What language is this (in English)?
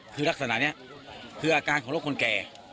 Thai